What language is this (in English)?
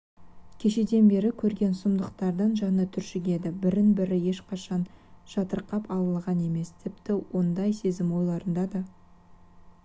Kazakh